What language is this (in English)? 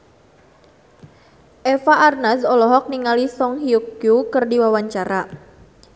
Sundanese